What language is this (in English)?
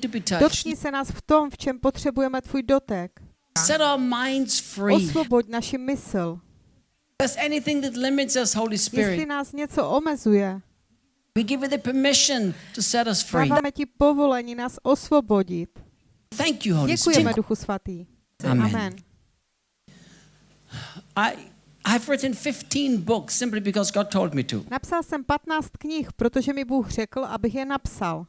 Czech